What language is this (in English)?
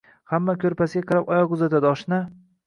Uzbek